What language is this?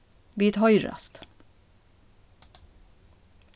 Faroese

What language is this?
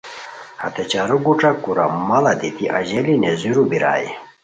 Khowar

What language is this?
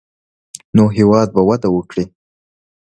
Pashto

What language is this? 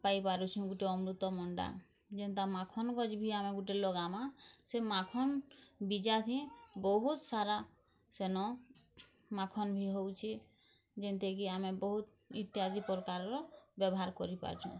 Odia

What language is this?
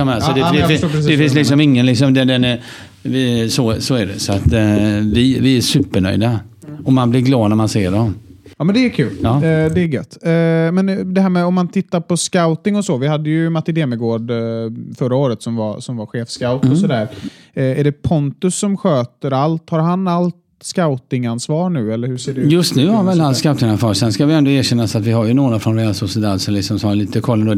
Swedish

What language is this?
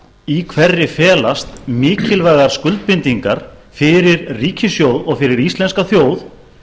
Icelandic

